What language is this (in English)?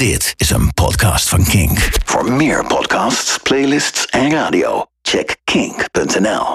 Dutch